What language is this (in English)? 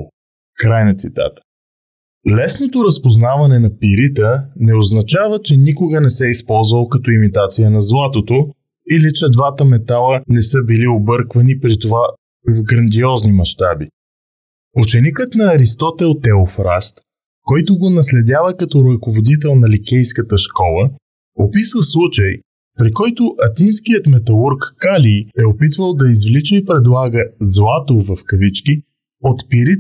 Bulgarian